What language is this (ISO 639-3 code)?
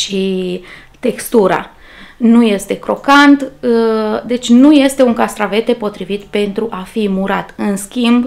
ron